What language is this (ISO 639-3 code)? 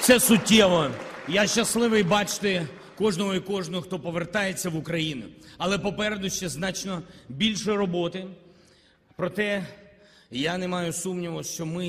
ukr